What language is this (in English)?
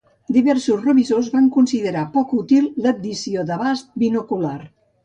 Catalan